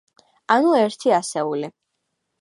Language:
Georgian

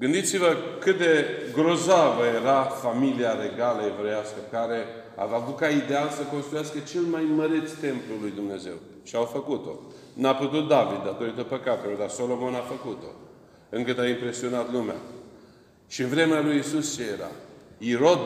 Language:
Romanian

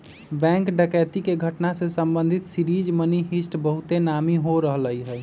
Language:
Magahi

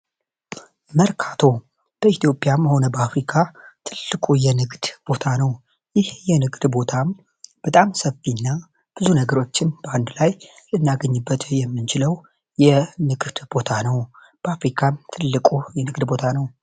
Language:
Amharic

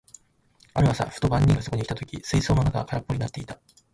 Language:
Japanese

